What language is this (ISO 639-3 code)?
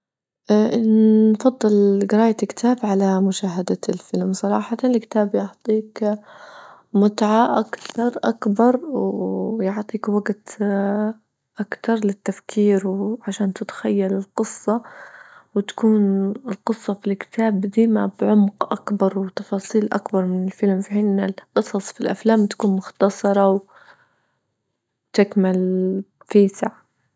ayl